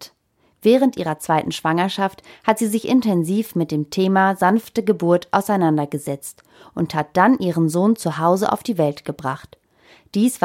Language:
German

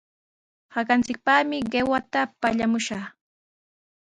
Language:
Sihuas Ancash Quechua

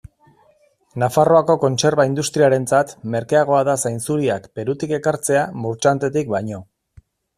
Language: Basque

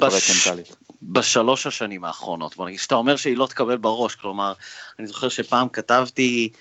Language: Hebrew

